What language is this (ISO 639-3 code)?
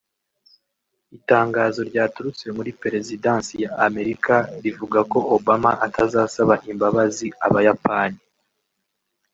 kin